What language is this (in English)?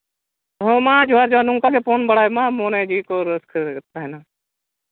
Santali